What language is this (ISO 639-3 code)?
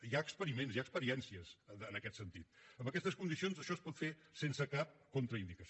cat